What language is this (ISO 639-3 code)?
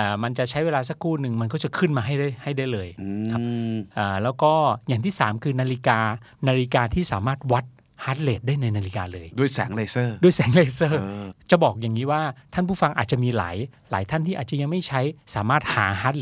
tha